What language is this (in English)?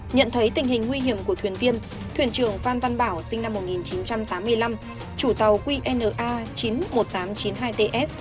Vietnamese